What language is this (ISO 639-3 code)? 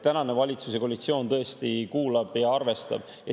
est